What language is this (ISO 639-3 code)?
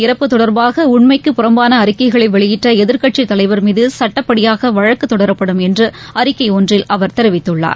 tam